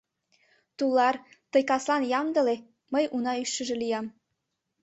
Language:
Mari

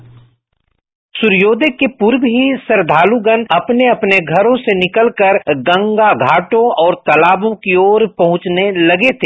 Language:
Hindi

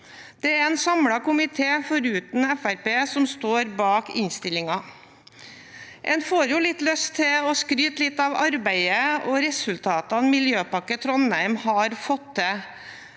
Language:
Norwegian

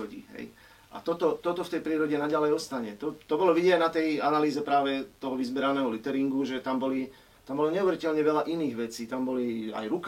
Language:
Slovak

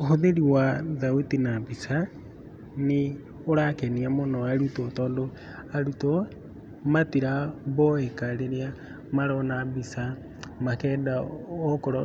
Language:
Kikuyu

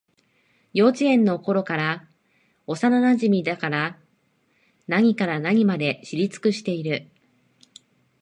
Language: Japanese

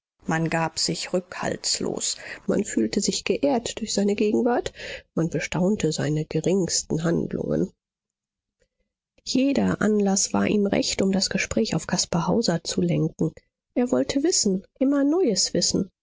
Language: German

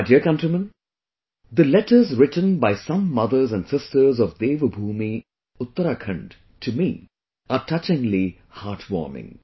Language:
English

